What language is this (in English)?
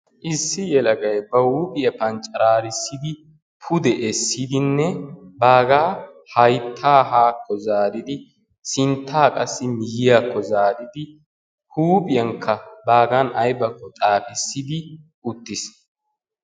Wolaytta